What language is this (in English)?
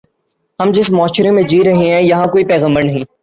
Urdu